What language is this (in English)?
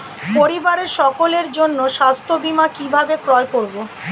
Bangla